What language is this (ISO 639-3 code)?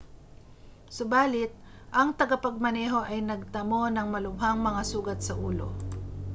fil